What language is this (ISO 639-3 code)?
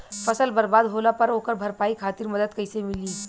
bho